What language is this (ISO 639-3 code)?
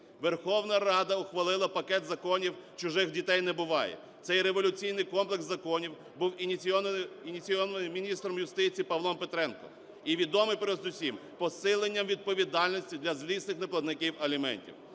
ukr